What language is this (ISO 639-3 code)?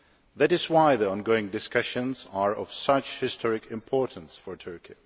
eng